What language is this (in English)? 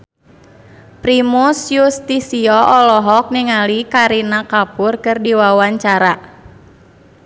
Sundanese